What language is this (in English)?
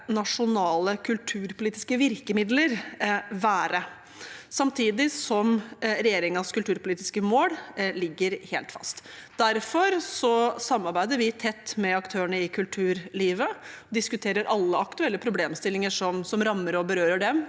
Norwegian